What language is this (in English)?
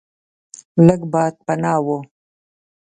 Pashto